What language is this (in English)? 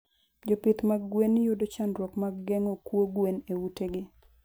Luo (Kenya and Tanzania)